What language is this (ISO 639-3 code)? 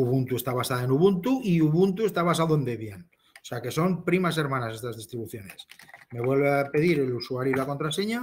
spa